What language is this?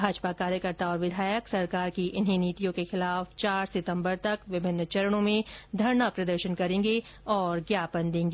Hindi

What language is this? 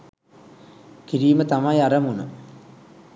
Sinhala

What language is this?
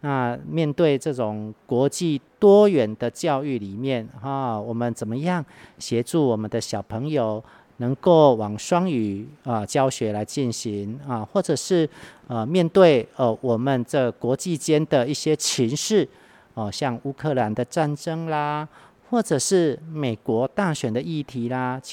Chinese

